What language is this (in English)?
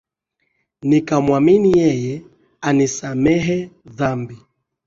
Swahili